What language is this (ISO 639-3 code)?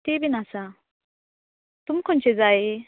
kok